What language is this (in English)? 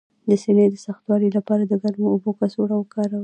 Pashto